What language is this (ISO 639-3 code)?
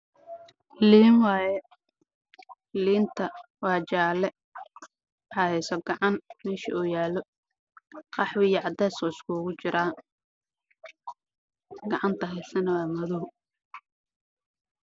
som